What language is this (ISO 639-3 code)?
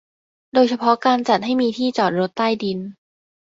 tha